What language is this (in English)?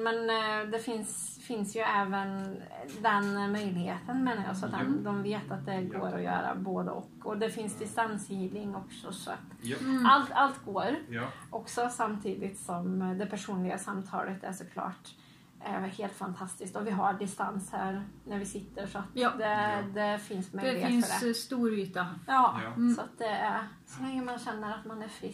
Swedish